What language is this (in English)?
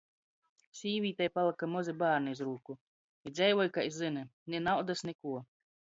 Latgalian